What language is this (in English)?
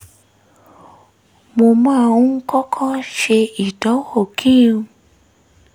Yoruba